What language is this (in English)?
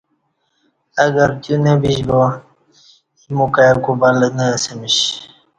Kati